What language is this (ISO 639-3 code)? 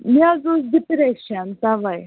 kas